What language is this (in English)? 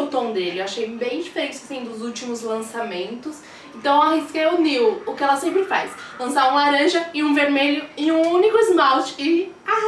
Portuguese